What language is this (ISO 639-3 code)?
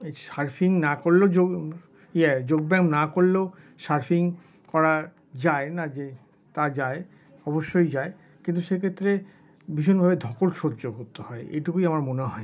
ben